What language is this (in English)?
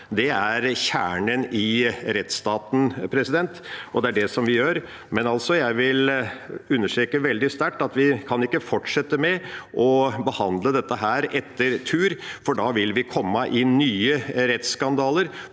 Norwegian